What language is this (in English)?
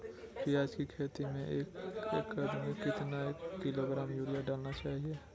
Magahi